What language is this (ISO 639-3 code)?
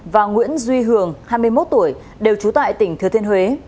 vie